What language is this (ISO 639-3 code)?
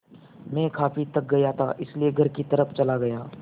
hin